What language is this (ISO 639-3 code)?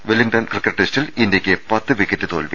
mal